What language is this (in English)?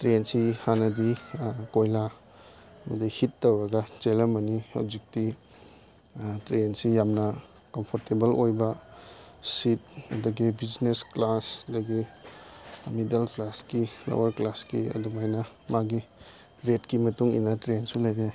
Manipuri